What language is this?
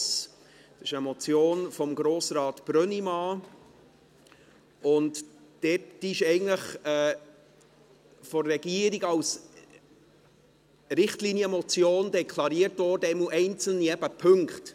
Swiss German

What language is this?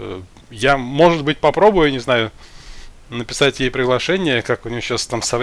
Russian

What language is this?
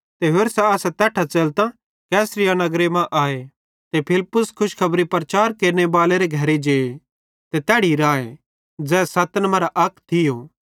Bhadrawahi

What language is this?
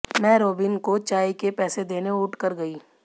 Hindi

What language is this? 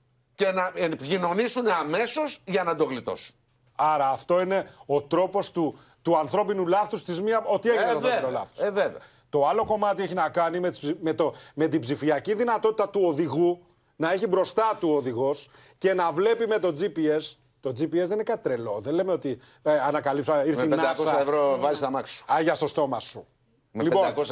Greek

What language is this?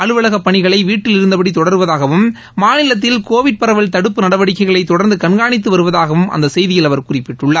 Tamil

